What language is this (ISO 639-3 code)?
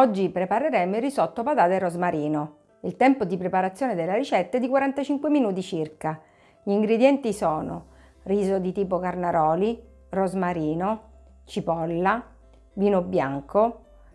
ita